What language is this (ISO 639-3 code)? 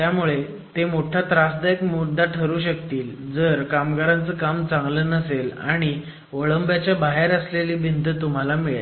mar